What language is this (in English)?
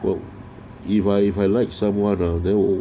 English